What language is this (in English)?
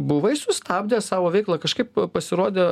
Lithuanian